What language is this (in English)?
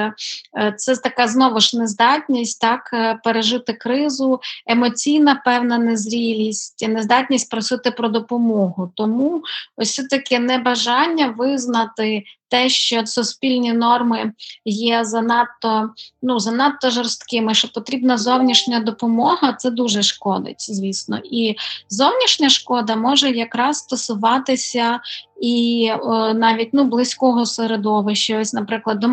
Ukrainian